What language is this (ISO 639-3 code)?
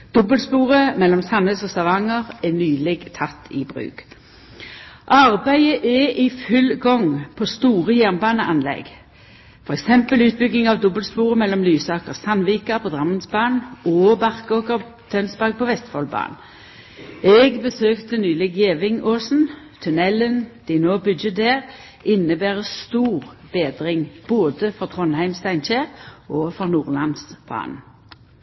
nno